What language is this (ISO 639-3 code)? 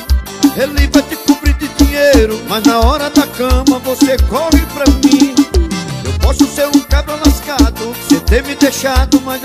por